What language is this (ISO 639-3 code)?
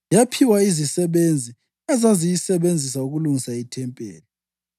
nde